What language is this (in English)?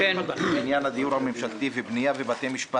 Hebrew